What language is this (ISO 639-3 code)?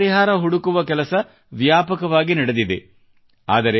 kan